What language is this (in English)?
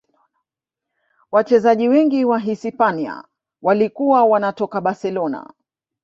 Swahili